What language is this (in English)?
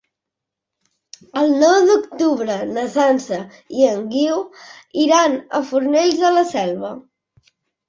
Catalan